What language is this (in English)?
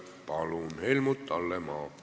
Estonian